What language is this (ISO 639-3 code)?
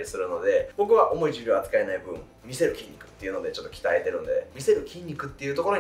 jpn